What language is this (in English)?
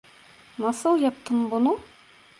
Turkish